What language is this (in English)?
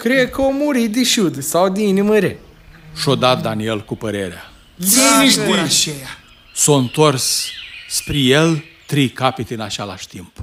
Romanian